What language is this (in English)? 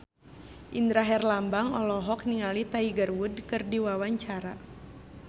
Sundanese